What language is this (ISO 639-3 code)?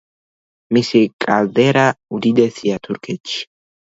kat